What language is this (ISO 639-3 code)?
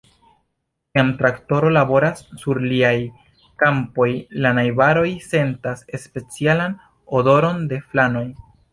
epo